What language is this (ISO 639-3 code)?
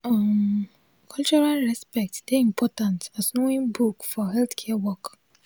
pcm